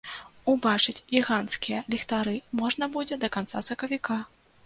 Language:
Belarusian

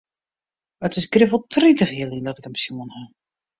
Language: Western Frisian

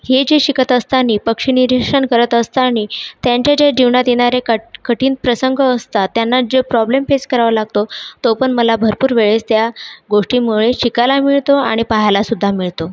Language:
Marathi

